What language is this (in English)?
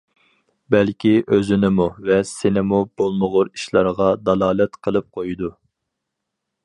Uyghur